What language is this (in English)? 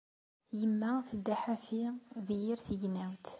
Kabyle